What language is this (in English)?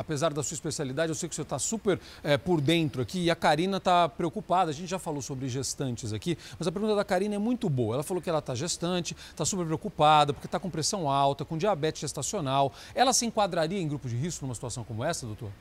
Portuguese